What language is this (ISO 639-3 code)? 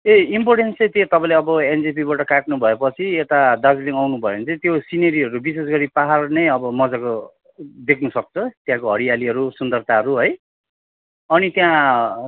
nep